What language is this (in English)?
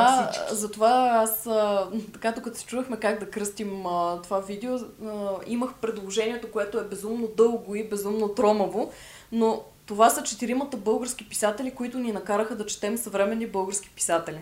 Bulgarian